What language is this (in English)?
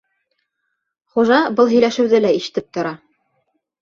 Bashkir